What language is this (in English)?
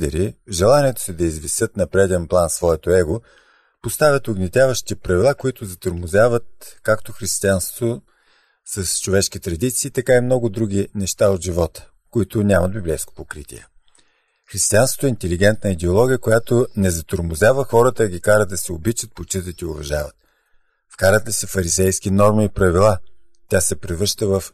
Bulgarian